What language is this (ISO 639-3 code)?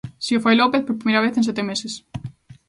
glg